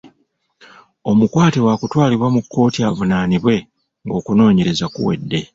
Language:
Ganda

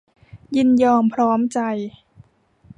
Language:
Thai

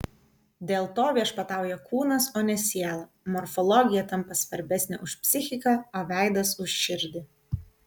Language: Lithuanian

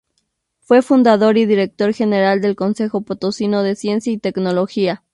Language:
Spanish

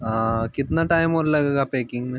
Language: Hindi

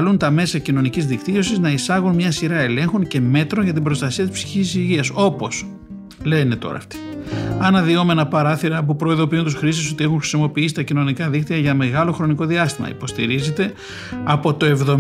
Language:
Greek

